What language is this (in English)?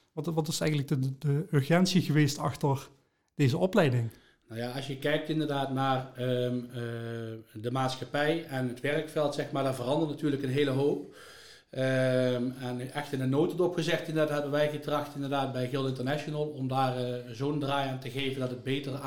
Dutch